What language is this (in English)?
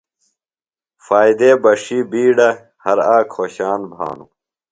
Phalura